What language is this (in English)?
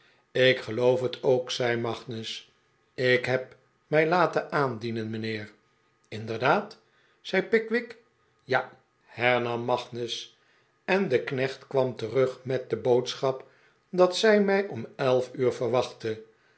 Dutch